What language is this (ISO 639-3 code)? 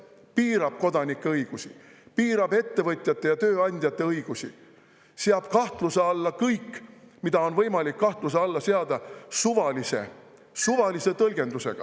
est